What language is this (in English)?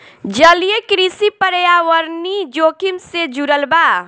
Bhojpuri